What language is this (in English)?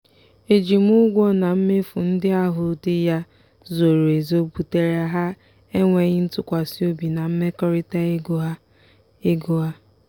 Igbo